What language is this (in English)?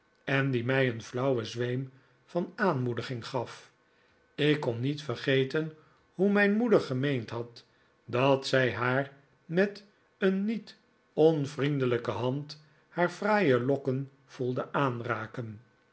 Dutch